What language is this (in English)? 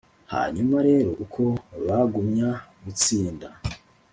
Kinyarwanda